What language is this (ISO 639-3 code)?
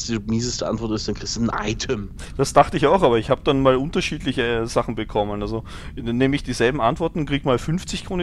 deu